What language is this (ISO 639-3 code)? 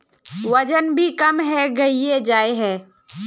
mag